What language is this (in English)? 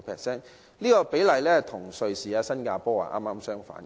Cantonese